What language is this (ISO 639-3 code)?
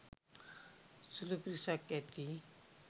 sin